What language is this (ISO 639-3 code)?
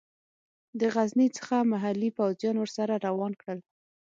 pus